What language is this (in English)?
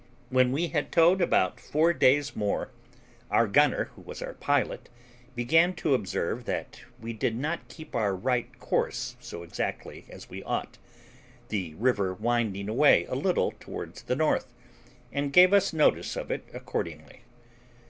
English